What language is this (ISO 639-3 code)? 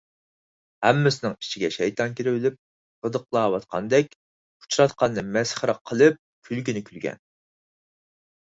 uig